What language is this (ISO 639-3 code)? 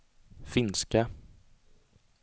swe